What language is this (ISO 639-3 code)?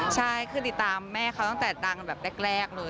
tha